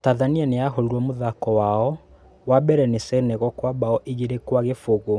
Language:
Kikuyu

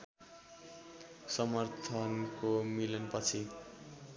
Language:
Nepali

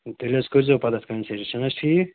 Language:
Kashmiri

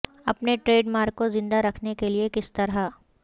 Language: Urdu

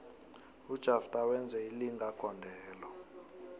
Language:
South Ndebele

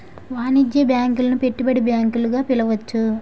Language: Telugu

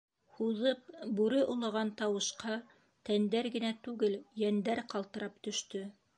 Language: Bashkir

